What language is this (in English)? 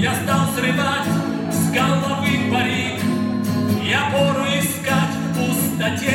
Russian